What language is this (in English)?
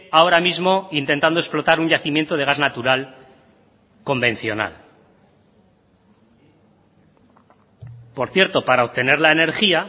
Spanish